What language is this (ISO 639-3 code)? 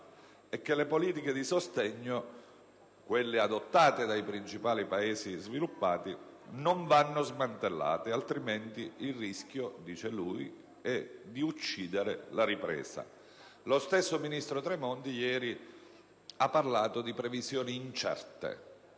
ita